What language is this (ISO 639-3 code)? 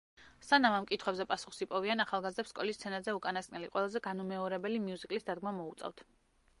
kat